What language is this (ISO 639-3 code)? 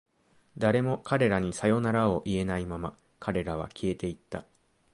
jpn